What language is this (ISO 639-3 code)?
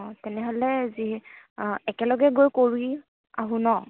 asm